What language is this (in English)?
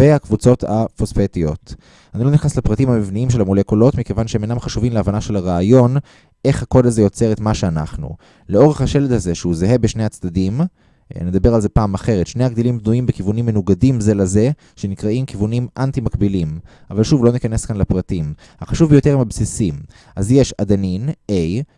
Hebrew